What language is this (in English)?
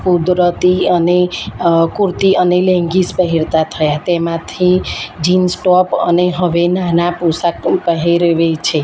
Gujarati